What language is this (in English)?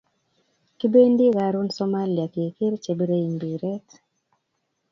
Kalenjin